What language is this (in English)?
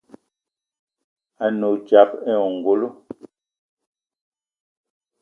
Eton (Cameroon)